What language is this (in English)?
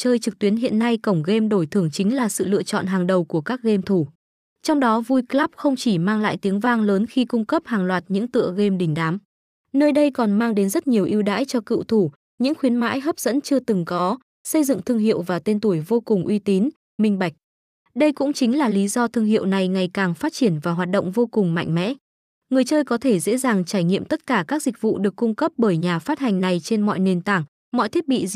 Vietnamese